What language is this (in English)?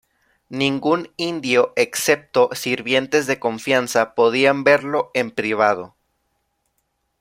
Spanish